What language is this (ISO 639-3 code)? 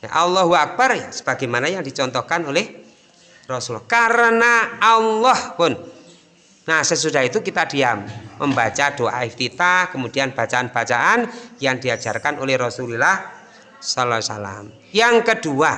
ind